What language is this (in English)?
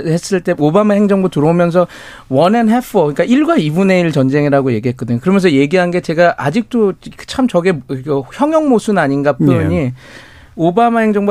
Korean